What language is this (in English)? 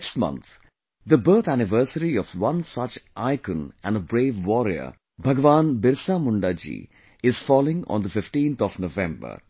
English